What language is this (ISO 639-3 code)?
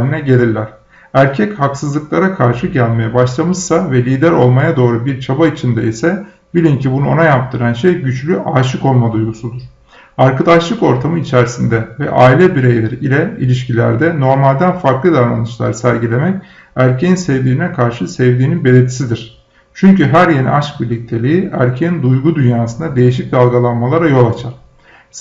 tur